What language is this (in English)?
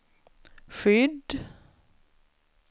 Swedish